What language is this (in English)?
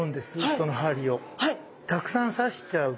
Japanese